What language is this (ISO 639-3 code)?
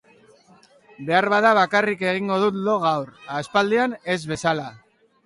eus